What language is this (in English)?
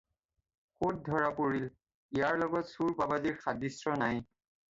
Assamese